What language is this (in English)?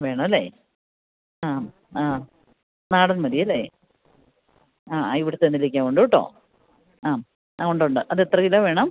Malayalam